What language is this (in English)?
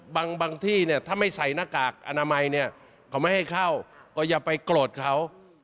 Thai